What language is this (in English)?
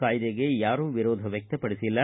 Kannada